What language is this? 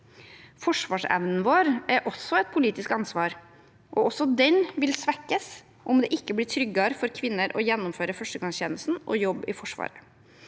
Norwegian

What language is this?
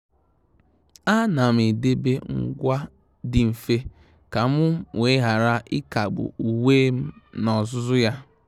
Igbo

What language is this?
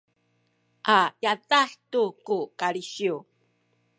Sakizaya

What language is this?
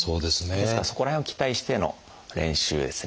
Japanese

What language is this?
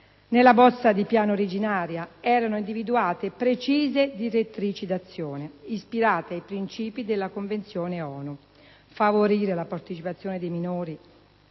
Italian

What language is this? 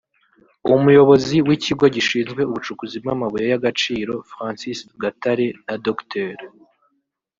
Kinyarwanda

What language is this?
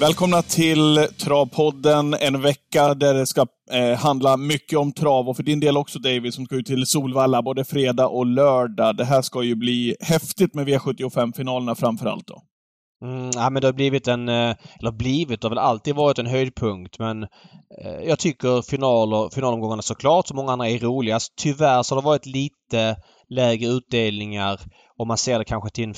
Swedish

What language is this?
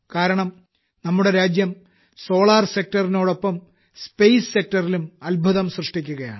Malayalam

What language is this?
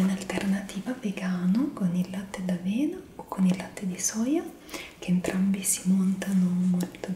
Italian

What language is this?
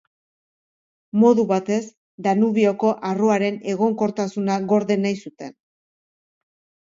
Basque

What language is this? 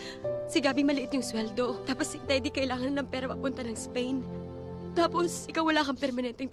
Filipino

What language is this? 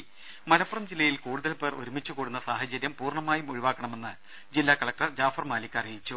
Malayalam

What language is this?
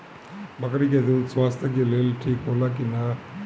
Bhojpuri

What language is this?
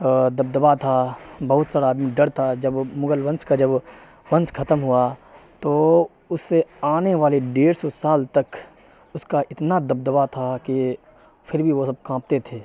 Urdu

